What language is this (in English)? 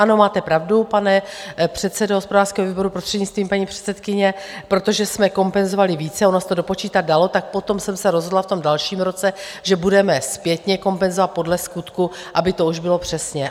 Czech